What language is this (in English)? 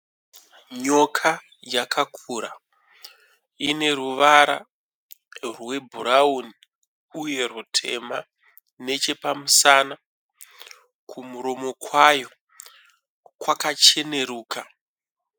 Shona